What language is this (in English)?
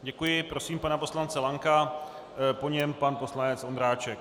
Czech